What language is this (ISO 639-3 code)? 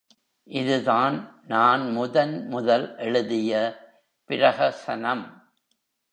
tam